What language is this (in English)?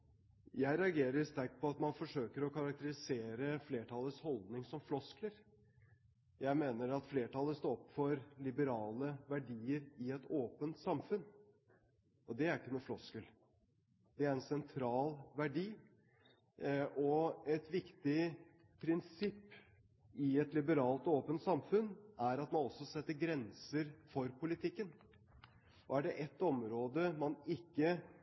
Norwegian Bokmål